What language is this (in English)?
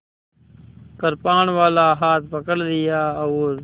Hindi